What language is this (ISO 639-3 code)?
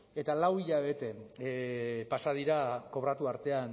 eus